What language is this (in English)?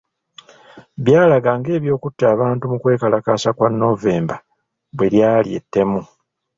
Ganda